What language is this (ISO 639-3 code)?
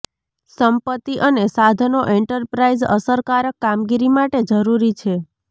guj